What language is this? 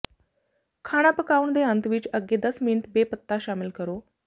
Punjabi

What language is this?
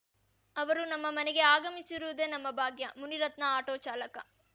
Kannada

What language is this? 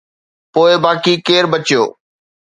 Sindhi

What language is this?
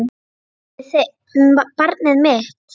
Icelandic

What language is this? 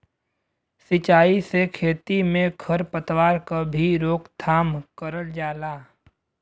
Bhojpuri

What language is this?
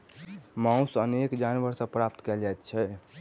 Maithili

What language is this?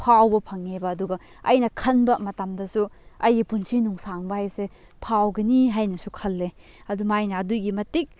Manipuri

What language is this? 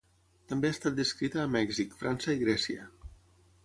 Catalan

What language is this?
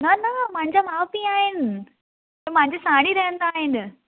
Sindhi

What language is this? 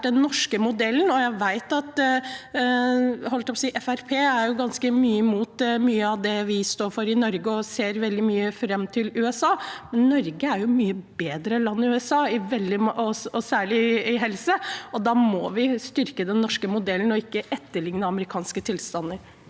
Norwegian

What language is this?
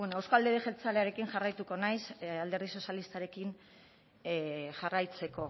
Basque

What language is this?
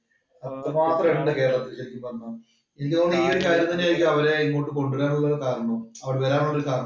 Malayalam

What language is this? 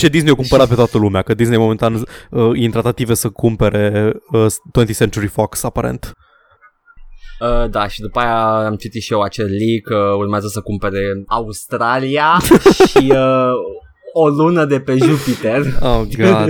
Romanian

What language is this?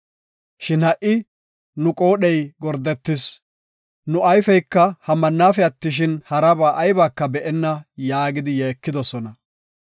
Gofa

